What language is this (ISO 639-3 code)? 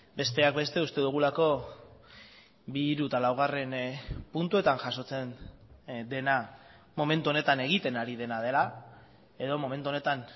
eus